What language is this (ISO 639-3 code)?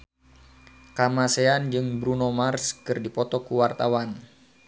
sun